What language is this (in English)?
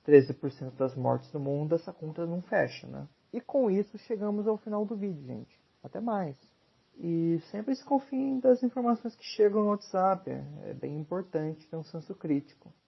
Portuguese